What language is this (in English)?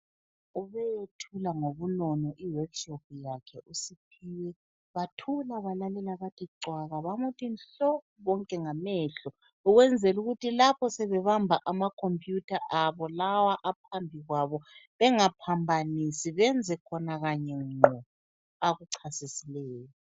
North Ndebele